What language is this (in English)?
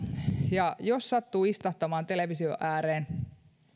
Finnish